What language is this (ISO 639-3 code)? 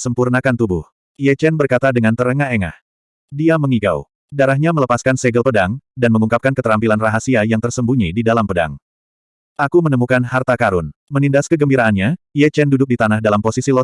ind